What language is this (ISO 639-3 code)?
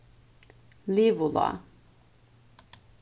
fao